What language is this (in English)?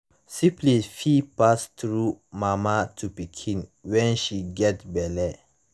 Nigerian Pidgin